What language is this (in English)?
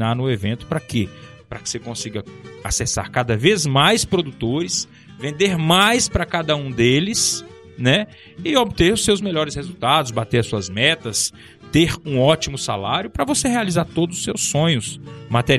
Portuguese